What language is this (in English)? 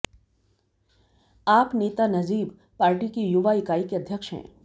Hindi